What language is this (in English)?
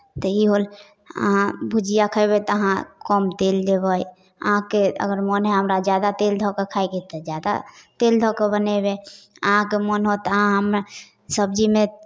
Maithili